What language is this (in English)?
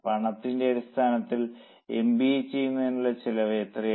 Malayalam